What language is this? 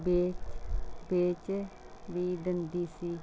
Punjabi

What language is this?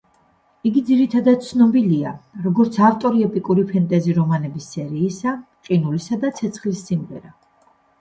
Georgian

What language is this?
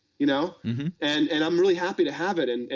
English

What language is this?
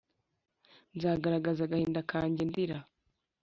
Kinyarwanda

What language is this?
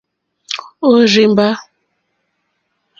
Mokpwe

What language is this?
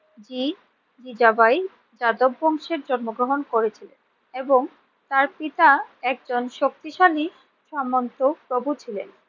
Bangla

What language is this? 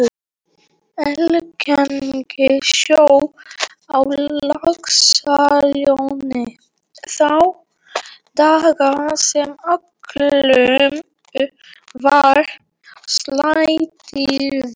Icelandic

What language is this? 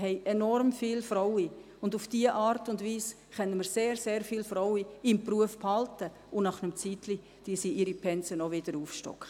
Swiss German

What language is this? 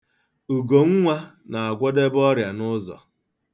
Igbo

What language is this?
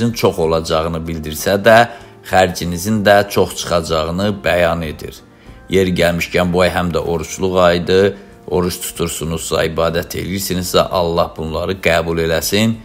Turkish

